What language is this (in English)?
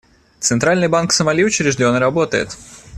Russian